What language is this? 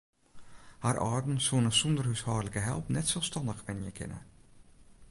Western Frisian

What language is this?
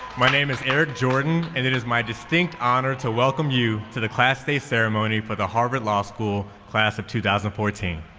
English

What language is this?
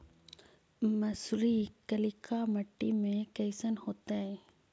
Magahi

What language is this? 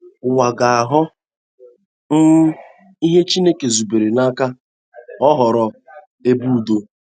Igbo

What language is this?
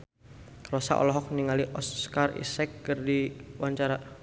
Sundanese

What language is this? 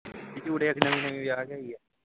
Punjabi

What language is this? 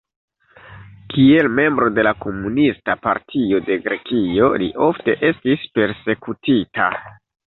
Esperanto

